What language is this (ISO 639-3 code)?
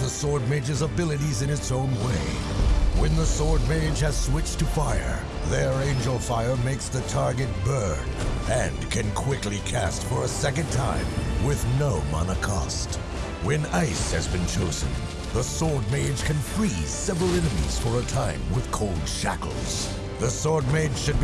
eng